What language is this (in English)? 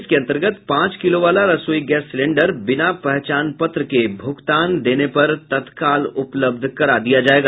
Hindi